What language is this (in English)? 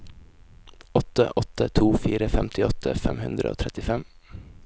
Norwegian